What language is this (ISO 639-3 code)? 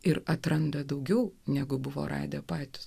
lit